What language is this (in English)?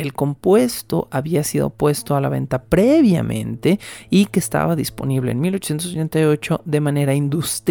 Spanish